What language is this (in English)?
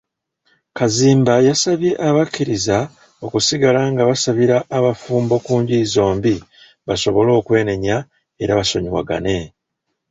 Ganda